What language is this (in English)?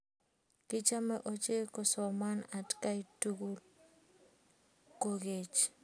Kalenjin